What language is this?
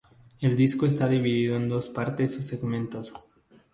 Spanish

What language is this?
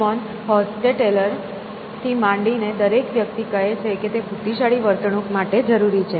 Gujarati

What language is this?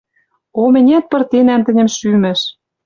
Western Mari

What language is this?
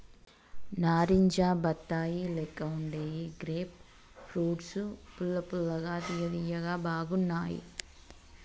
Telugu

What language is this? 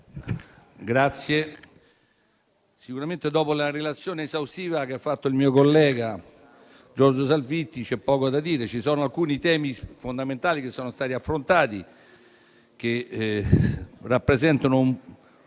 Italian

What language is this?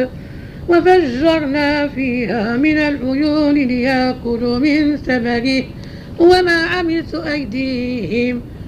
Arabic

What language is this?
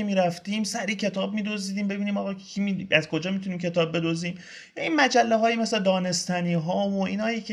Persian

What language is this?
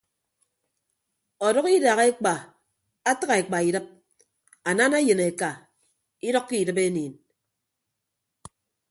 Ibibio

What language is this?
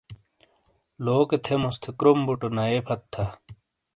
Shina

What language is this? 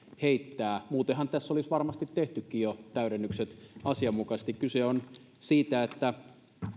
Finnish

